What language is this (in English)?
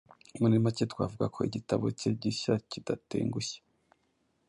Kinyarwanda